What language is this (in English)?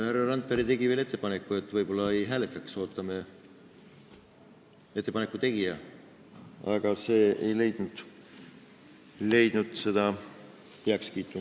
Estonian